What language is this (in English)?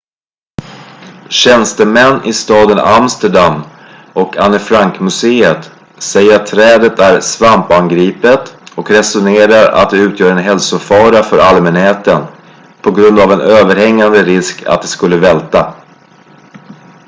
Swedish